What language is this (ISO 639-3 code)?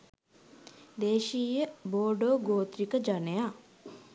sin